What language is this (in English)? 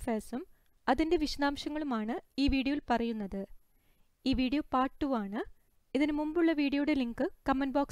Malayalam